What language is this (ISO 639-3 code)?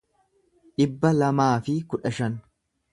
orm